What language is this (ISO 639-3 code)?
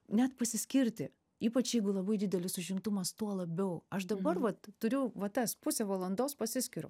lit